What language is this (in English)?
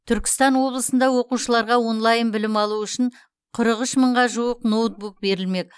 Kazakh